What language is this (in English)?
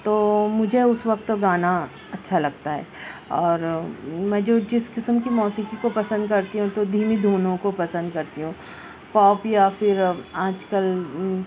Urdu